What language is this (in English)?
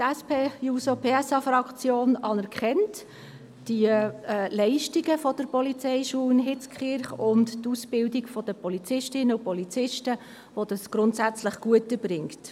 Swiss German